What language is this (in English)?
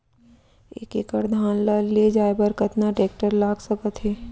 Chhattisgarhi